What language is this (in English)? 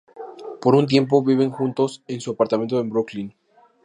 Spanish